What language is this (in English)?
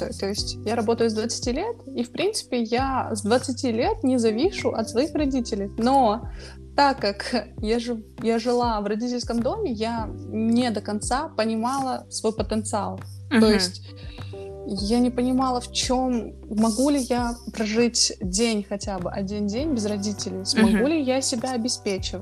Russian